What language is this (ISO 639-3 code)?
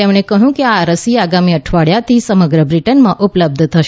guj